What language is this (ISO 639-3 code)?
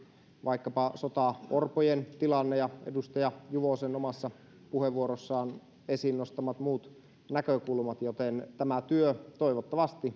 fin